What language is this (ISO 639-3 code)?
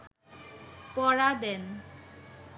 ben